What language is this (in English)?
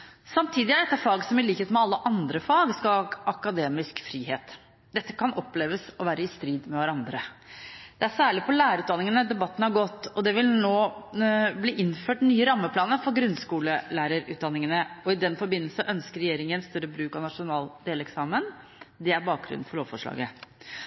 Norwegian Bokmål